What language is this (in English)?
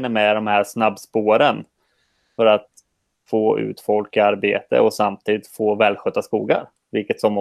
Swedish